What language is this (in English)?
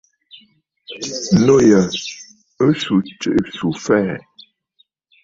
Bafut